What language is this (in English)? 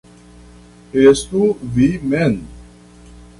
Esperanto